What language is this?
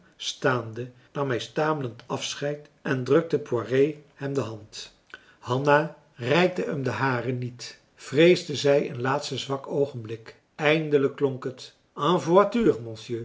Dutch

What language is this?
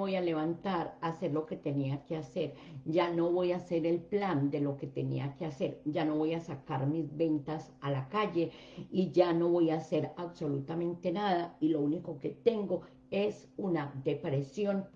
Spanish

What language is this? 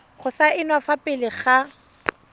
Tswana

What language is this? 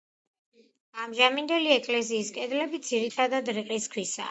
Georgian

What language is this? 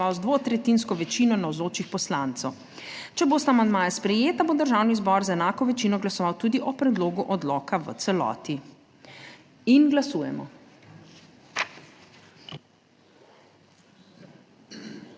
Slovenian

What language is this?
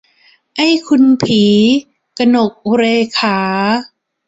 Thai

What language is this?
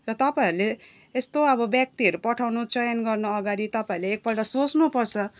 Nepali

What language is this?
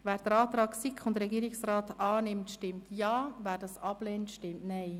Swiss German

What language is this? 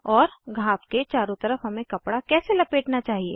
Hindi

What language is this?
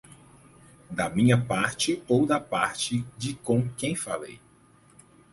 Portuguese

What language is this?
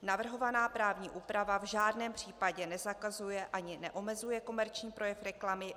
Czech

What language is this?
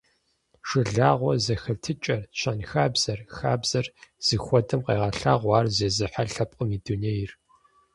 Kabardian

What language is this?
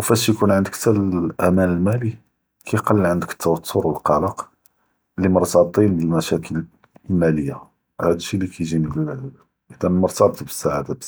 Judeo-Arabic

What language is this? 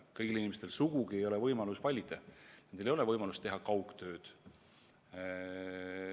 Estonian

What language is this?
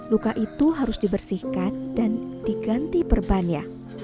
Indonesian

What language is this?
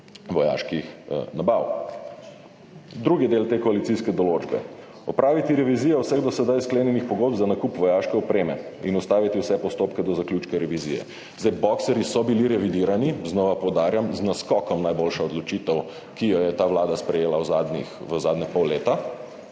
Slovenian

